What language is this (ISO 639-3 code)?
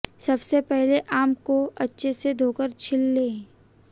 hin